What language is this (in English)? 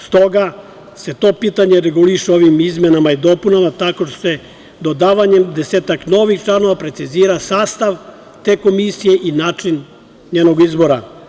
Serbian